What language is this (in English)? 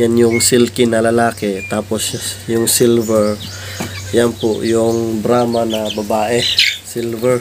Filipino